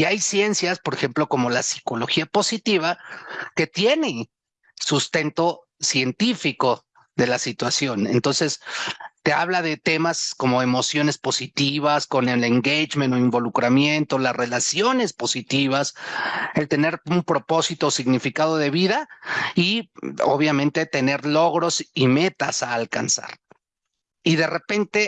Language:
Spanish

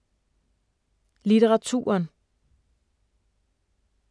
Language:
Danish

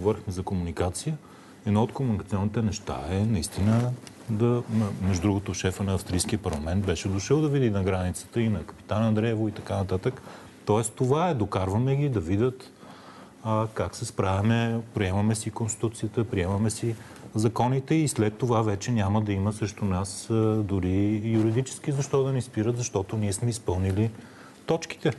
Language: Bulgarian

